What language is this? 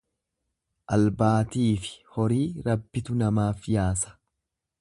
Oromo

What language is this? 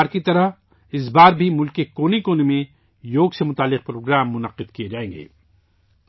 Urdu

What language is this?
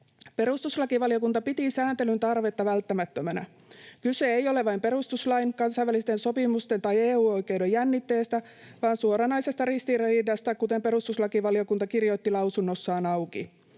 Finnish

